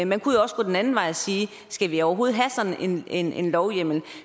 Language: Danish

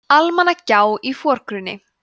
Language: Icelandic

